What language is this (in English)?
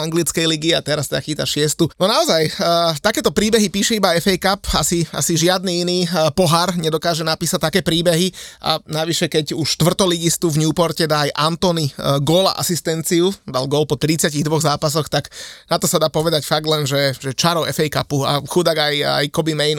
Slovak